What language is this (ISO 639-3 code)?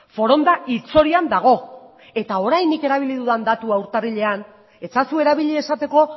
eus